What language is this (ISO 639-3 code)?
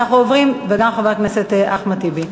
heb